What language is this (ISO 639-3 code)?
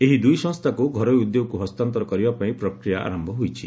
ori